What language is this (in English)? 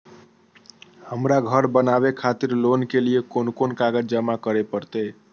Maithili